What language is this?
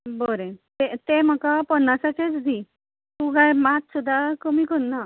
Konkani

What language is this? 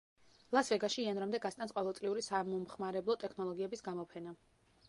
Georgian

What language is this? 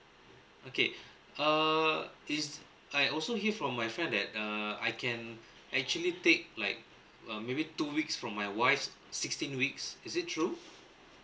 English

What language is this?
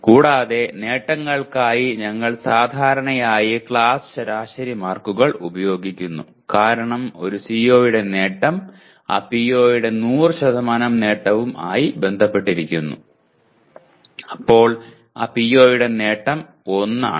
Malayalam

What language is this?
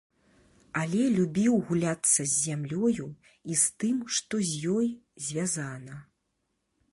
Belarusian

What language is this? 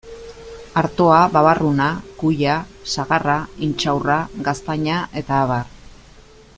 Basque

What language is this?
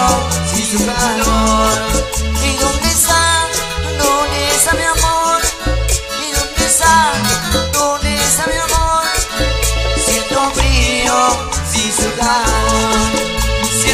Spanish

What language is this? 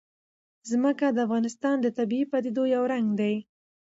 Pashto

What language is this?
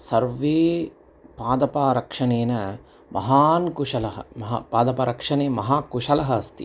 Sanskrit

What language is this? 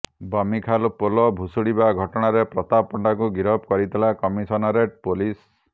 Odia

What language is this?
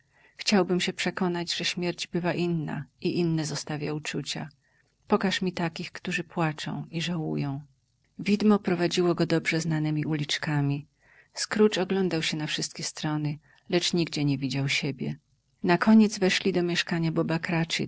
Polish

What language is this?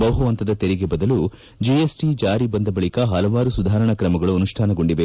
Kannada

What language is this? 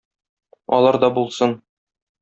Tatar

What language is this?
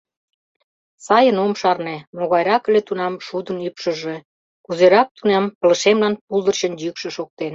Mari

